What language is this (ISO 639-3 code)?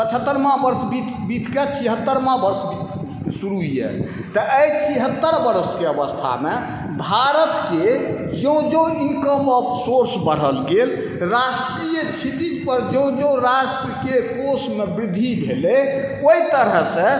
mai